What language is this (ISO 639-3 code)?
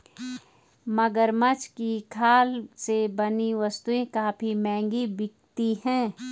hin